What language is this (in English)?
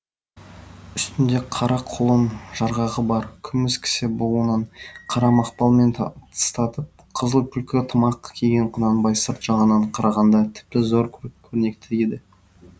Kazakh